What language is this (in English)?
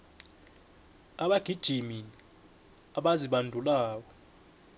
South Ndebele